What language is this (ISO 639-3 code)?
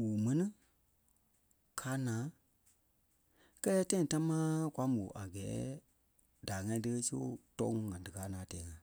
kpe